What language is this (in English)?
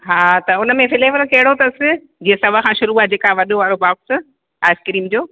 Sindhi